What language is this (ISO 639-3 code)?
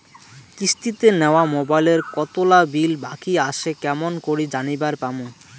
ben